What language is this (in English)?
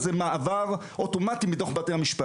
Hebrew